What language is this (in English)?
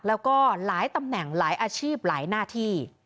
Thai